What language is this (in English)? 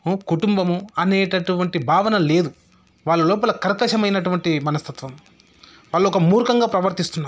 Telugu